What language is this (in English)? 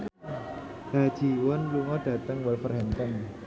Javanese